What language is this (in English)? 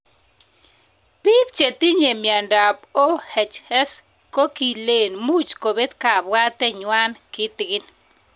Kalenjin